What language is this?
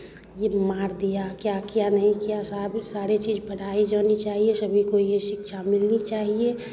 Hindi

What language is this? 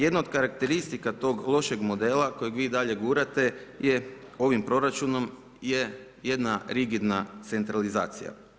Croatian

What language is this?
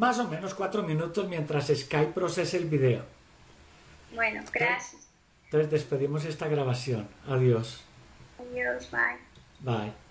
Spanish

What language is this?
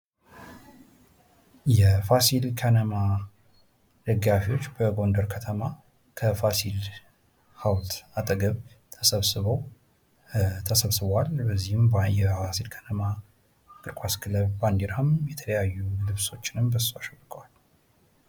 Amharic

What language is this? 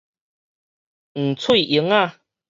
Min Nan Chinese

